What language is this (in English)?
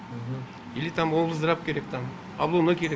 Kazakh